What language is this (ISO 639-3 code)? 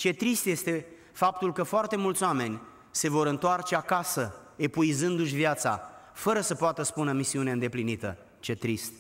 ron